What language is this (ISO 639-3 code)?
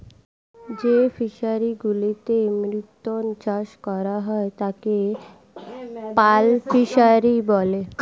ben